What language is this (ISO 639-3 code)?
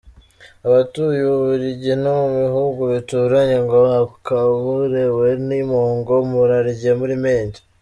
kin